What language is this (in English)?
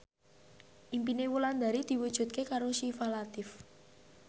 Javanese